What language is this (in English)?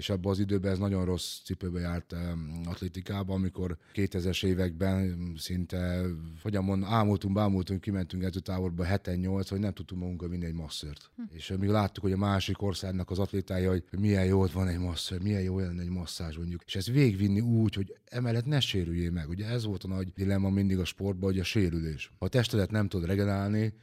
Hungarian